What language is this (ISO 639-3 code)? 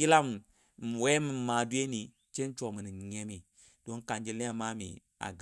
dbd